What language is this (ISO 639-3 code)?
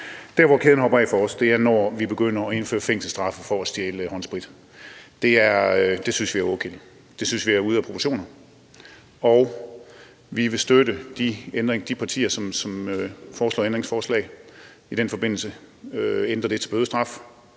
dan